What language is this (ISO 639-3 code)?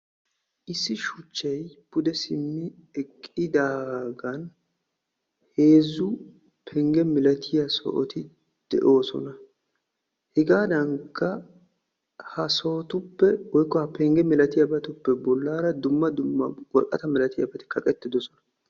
wal